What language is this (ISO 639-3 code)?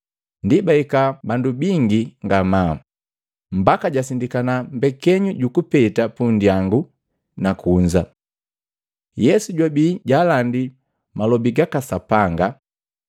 mgv